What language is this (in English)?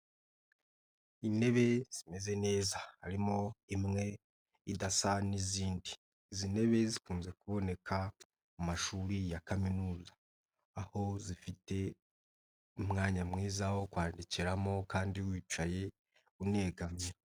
Kinyarwanda